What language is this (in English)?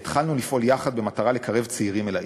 Hebrew